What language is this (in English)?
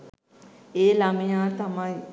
Sinhala